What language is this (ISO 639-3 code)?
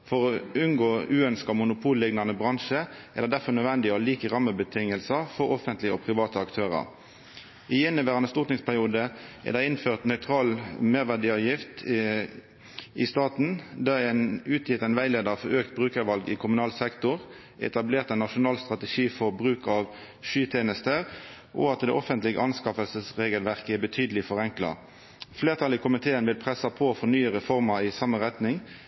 nno